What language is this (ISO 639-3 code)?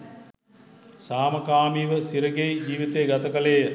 sin